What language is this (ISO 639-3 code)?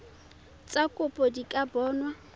tsn